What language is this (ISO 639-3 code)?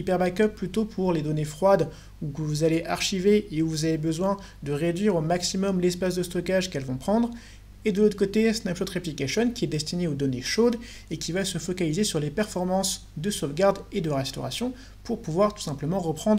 fra